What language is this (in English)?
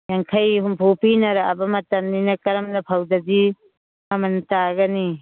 Manipuri